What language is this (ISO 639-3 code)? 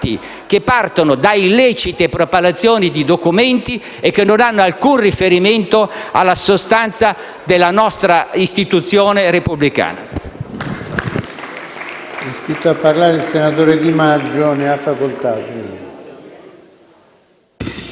ita